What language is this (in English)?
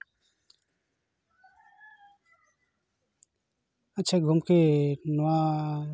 Santali